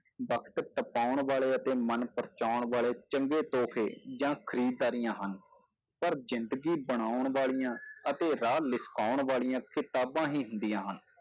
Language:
Punjabi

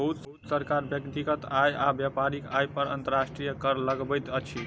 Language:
Maithili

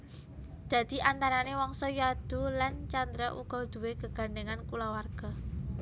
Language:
Javanese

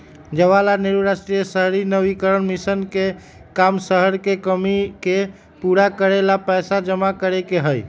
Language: Magahi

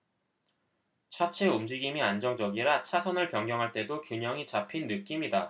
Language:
Korean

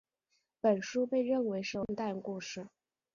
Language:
Chinese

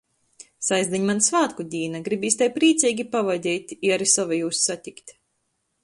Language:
Latgalian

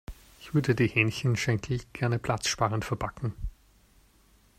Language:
German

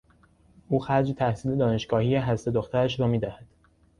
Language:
Persian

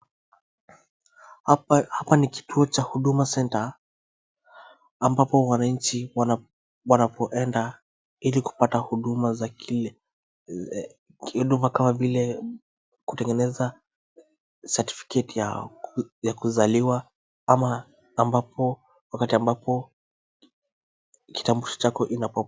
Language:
Swahili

